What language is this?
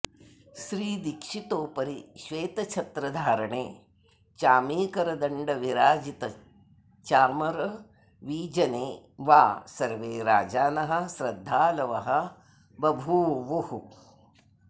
Sanskrit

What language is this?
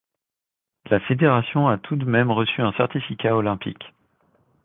French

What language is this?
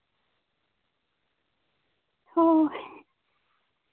Santali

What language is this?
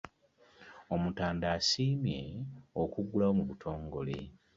Ganda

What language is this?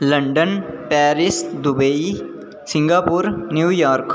Dogri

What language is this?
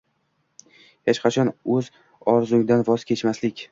Uzbek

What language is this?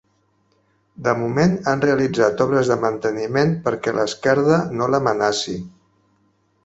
Catalan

